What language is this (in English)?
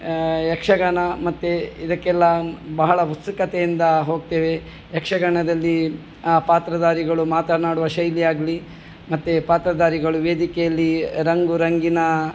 Kannada